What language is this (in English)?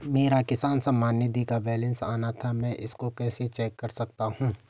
Hindi